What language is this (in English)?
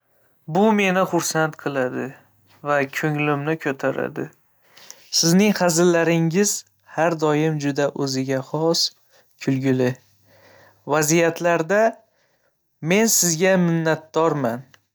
Uzbek